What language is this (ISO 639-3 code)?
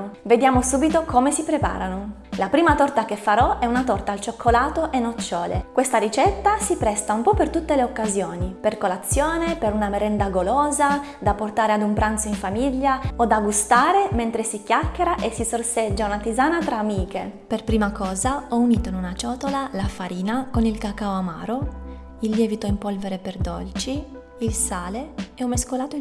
ita